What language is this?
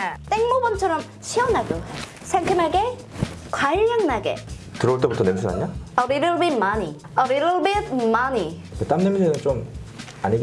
Korean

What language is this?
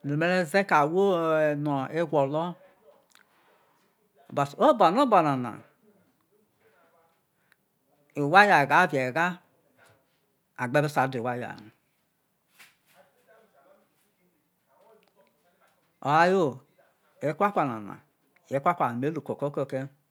Isoko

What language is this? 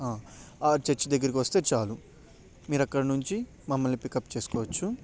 Telugu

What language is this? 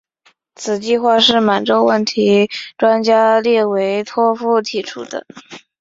Chinese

